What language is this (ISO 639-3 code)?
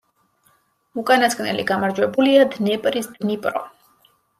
kat